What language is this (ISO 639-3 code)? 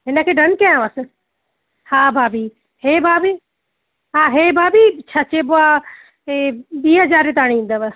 snd